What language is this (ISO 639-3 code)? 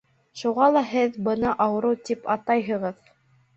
bak